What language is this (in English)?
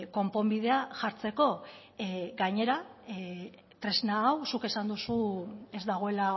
Basque